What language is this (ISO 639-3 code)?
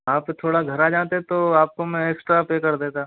hin